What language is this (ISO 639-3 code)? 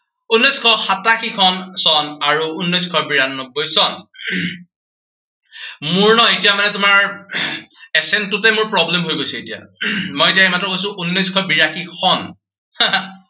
asm